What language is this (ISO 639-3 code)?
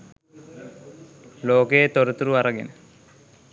sin